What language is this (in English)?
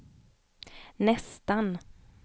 Swedish